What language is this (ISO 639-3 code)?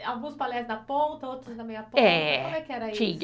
por